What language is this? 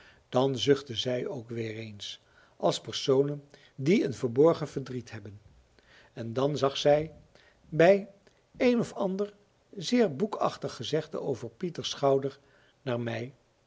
Dutch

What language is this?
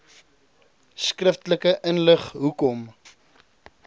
Afrikaans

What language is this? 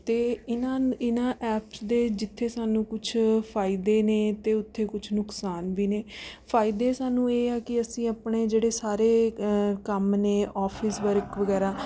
Punjabi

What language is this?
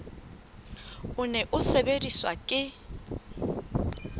Southern Sotho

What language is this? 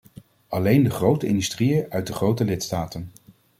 Dutch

